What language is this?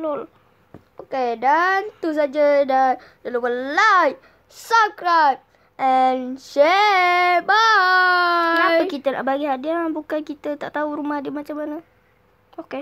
Malay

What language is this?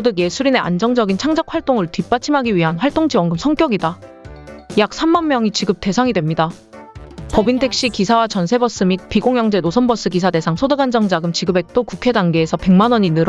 Korean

